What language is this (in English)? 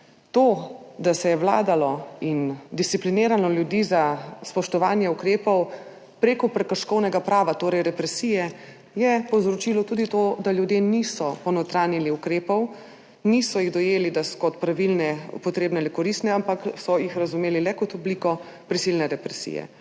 Slovenian